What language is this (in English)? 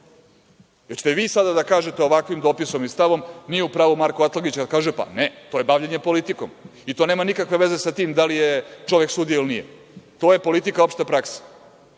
Serbian